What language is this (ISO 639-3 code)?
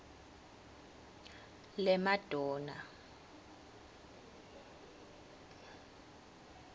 ssw